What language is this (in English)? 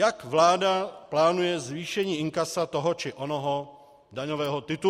Czech